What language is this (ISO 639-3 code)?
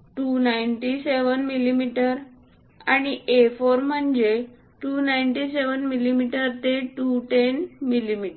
mar